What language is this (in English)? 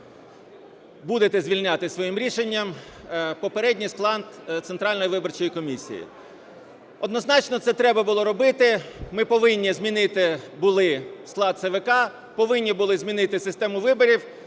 Ukrainian